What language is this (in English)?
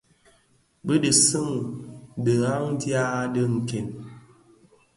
Bafia